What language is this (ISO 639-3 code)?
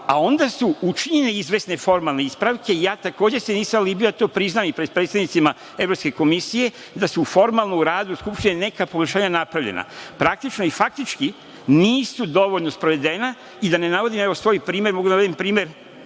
srp